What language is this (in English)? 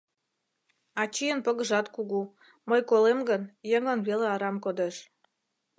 Mari